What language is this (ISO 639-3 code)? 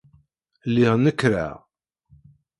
kab